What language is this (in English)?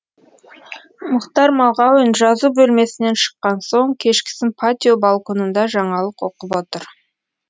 Kazakh